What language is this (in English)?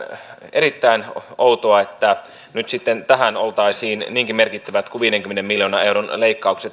Finnish